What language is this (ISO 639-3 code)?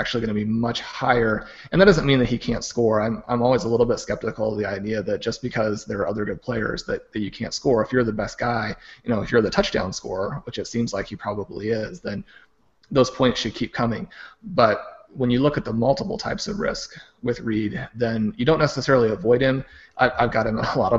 eng